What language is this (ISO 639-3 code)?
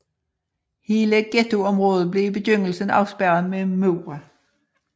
dan